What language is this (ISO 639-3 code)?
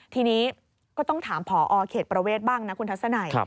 tha